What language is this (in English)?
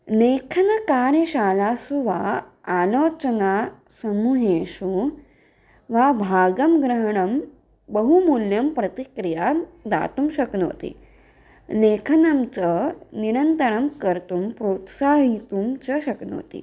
Sanskrit